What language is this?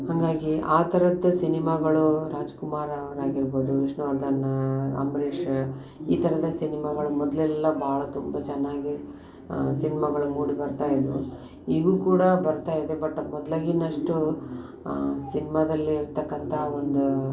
Kannada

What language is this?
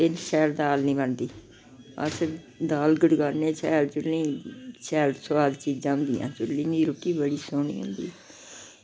Dogri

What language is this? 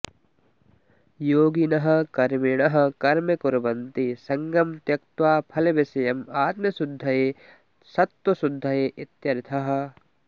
Sanskrit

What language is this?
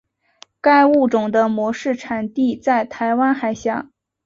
Chinese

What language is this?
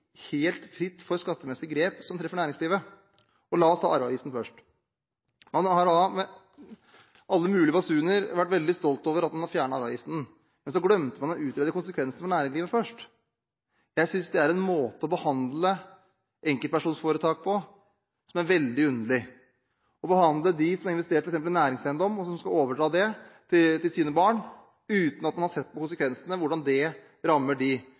Norwegian Bokmål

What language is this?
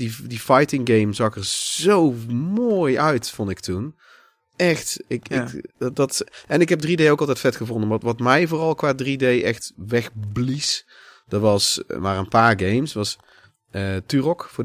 Dutch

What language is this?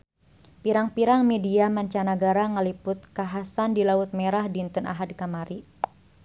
Sundanese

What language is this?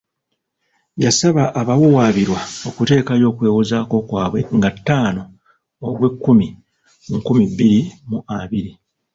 Ganda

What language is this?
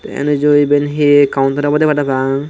Chakma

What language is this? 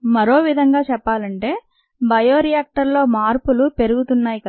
Telugu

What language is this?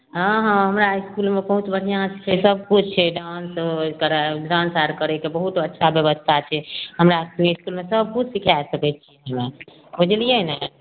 Maithili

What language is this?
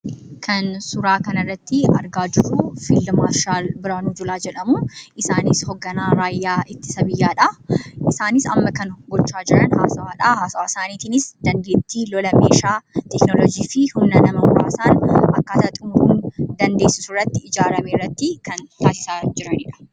Oromo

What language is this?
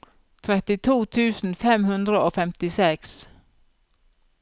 Norwegian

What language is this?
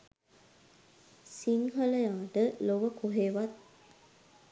Sinhala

